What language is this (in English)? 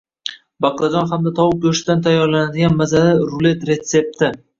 Uzbek